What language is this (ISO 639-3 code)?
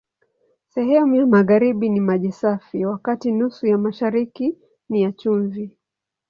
swa